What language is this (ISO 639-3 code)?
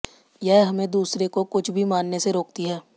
hin